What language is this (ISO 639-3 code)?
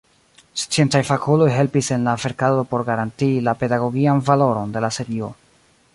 epo